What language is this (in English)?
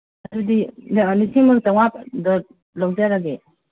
Manipuri